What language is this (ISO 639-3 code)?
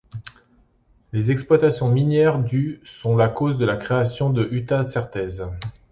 fra